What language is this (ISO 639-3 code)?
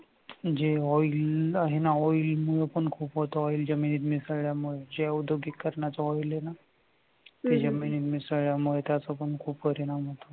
mar